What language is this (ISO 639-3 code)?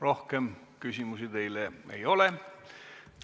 est